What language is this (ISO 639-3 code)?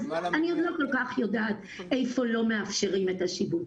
heb